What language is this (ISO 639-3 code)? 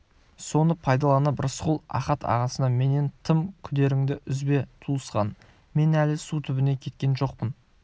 kaz